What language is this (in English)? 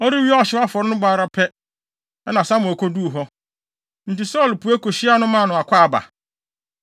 Akan